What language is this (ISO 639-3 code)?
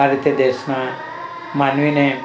guj